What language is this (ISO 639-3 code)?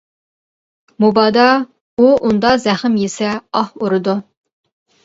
uig